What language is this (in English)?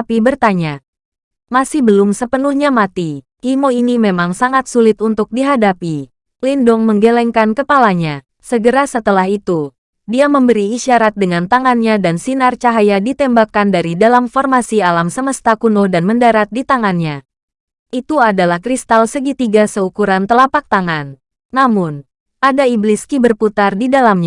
Indonesian